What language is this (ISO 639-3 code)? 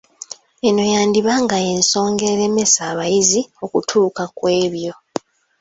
lug